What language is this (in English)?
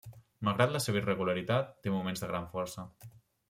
Catalan